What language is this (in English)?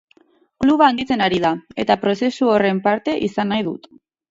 Basque